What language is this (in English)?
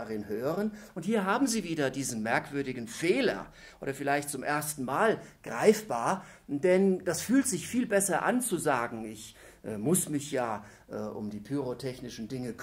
German